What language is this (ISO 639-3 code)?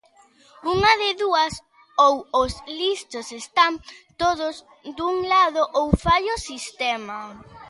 glg